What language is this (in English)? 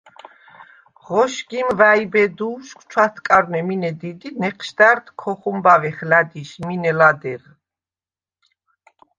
Svan